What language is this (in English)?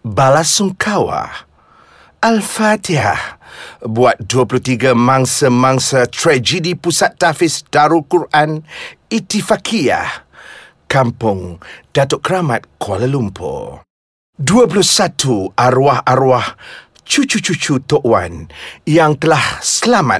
Malay